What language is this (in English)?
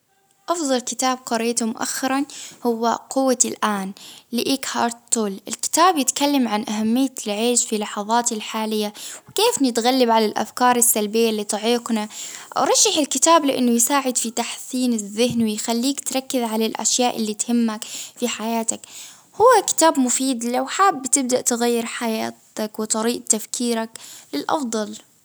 Baharna Arabic